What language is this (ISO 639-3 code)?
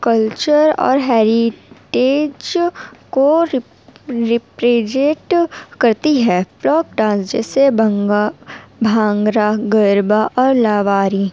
urd